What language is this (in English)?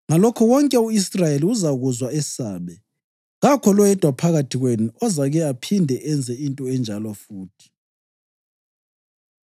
North Ndebele